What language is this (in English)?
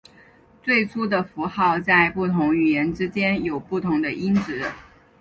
Chinese